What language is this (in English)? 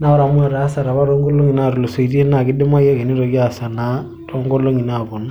Masai